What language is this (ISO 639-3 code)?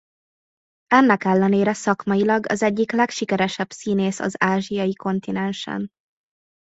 hun